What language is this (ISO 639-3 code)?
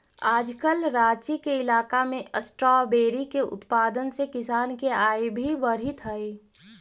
mag